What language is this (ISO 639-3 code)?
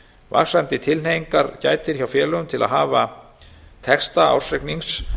isl